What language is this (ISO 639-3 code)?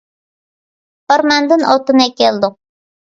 uig